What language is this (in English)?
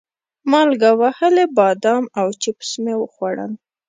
Pashto